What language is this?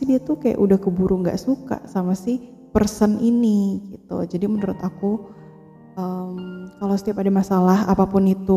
Indonesian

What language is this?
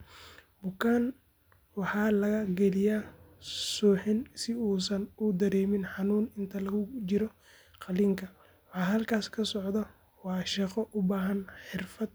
Somali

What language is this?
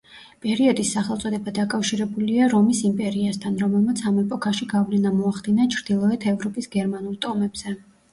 Georgian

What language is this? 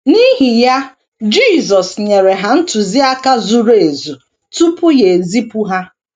Igbo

